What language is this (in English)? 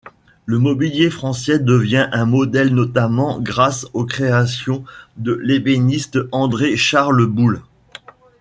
French